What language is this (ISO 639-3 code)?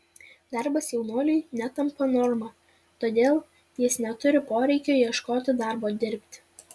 lit